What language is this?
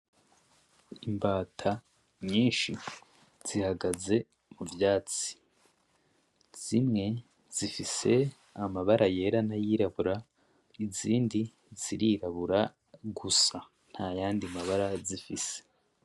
Rundi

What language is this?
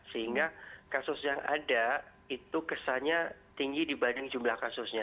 Indonesian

